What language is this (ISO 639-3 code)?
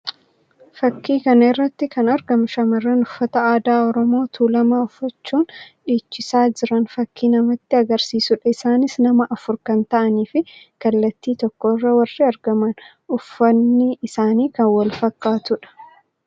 orm